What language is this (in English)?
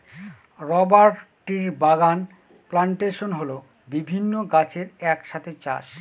Bangla